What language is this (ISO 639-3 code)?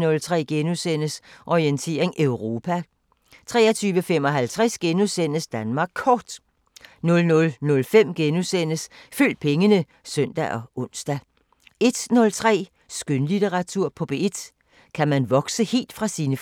dan